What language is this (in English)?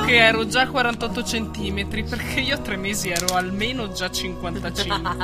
Italian